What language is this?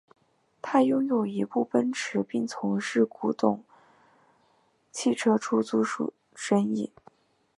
Chinese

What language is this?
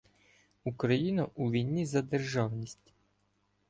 Ukrainian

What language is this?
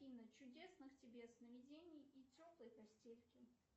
Russian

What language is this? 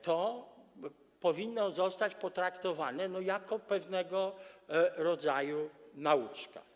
Polish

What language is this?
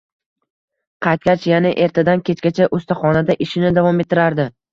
Uzbek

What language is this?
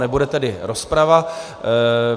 Czech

